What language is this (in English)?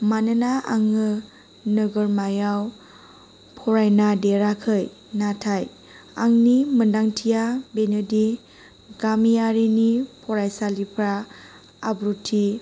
Bodo